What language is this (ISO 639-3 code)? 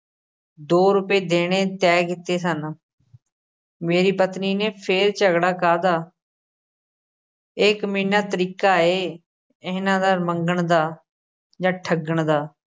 pan